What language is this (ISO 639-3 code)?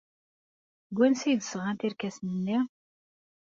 kab